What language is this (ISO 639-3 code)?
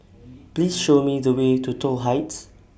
eng